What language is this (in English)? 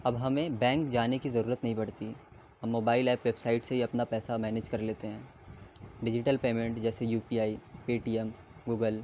Urdu